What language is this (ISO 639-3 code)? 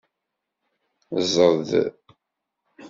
kab